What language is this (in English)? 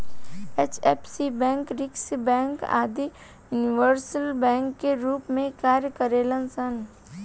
Bhojpuri